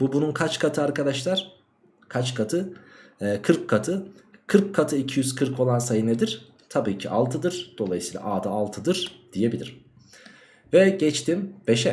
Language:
Turkish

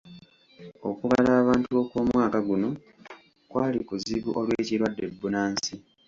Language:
Ganda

